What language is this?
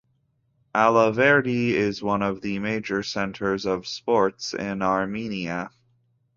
English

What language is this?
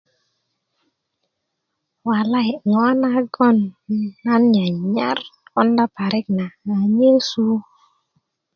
Kuku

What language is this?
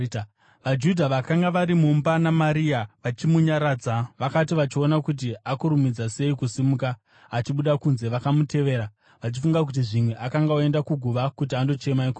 Shona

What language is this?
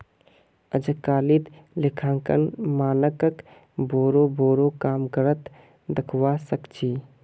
Magahi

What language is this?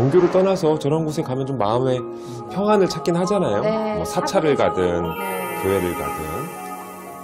Korean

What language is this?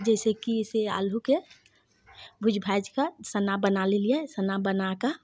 Maithili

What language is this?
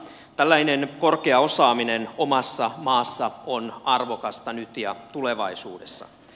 Finnish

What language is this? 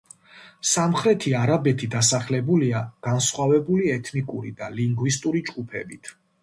Georgian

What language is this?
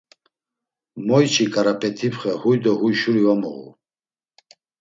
Laz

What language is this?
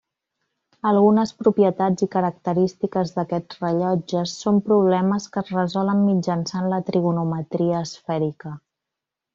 Catalan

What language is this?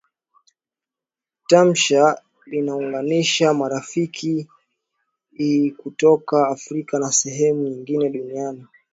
Swahili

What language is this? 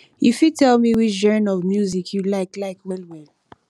Nigerian Pidgin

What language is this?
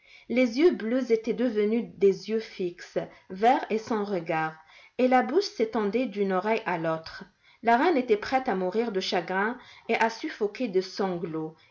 French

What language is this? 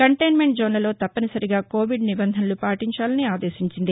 Telugu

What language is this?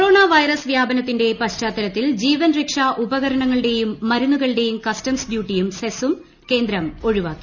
Malayalam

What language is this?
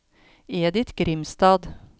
Norwegian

